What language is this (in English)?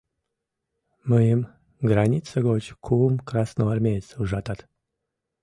Mari